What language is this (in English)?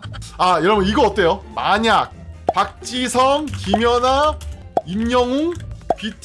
Korean